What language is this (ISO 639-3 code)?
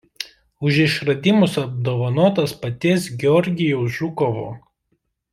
lit